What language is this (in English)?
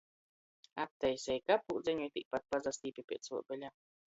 Latgalian